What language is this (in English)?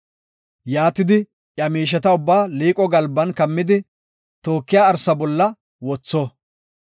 Gofa